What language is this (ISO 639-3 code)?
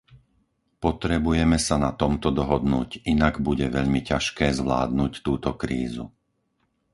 slk